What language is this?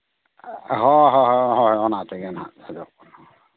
Santali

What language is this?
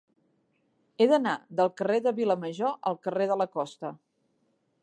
Catalan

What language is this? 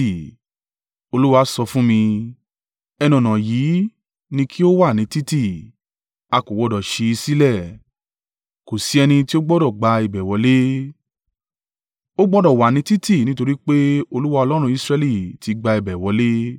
Yoruba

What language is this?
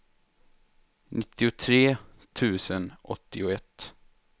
Swedish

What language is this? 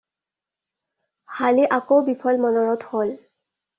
Assamese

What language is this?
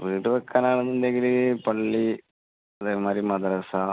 Malayalam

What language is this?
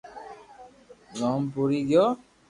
Loarki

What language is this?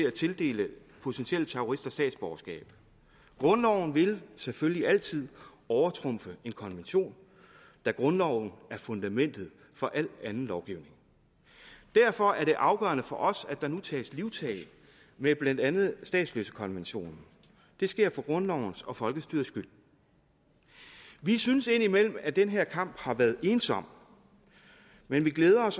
Danish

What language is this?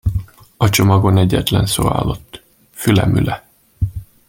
Hungarian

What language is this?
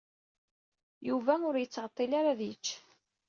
Kabyle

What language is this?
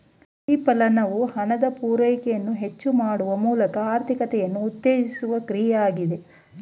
Kannada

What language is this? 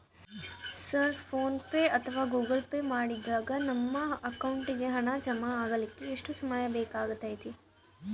Kannada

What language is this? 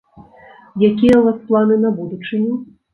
Belarusian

